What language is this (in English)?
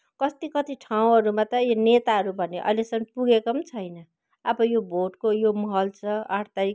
Nepali